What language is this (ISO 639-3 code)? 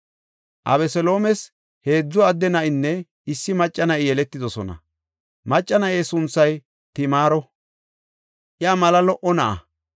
gof